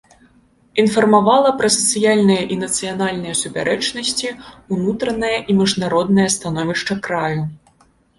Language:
Belarusian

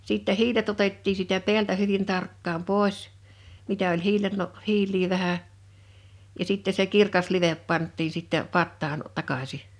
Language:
Finnish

